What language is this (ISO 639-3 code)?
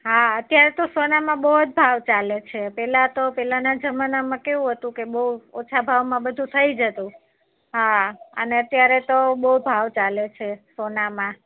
guj